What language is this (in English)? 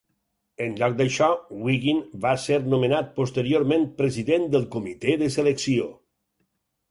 Catalan